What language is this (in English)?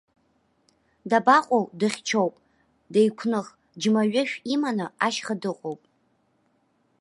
Abkhazian